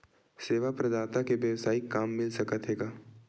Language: Chhattisgarhi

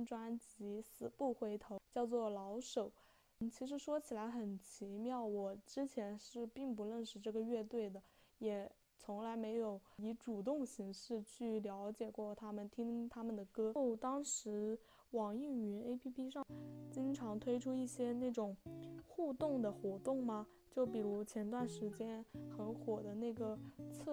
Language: Chinese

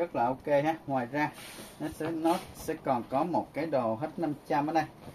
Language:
Vietnamese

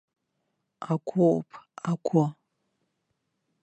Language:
Abkhazian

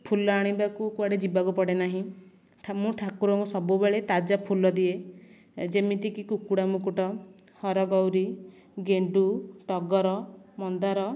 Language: Odia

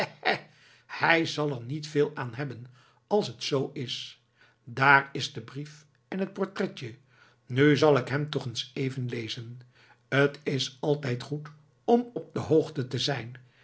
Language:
Dutch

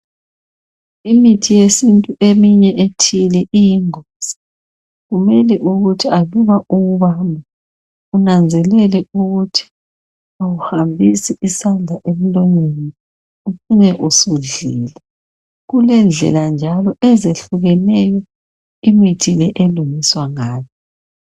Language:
North Ndebele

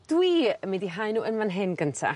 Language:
Welsh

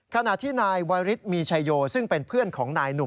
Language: Thai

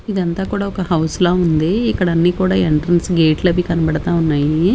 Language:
Telugu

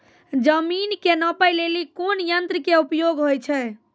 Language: Maithili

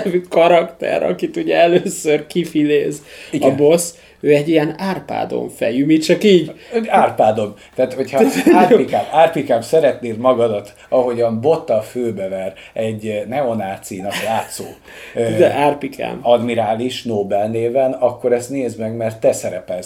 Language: Hungarian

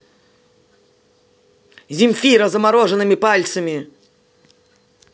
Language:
Russian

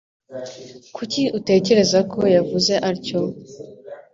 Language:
Kinyarwanda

